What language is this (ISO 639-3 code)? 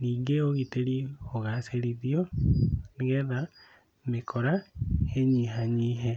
kik